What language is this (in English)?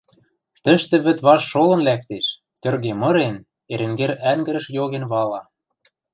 Western Mari